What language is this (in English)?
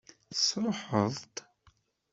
Kabyle